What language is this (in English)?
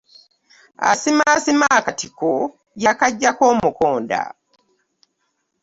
Ganda